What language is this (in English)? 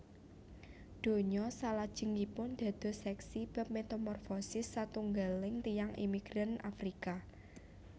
Javanese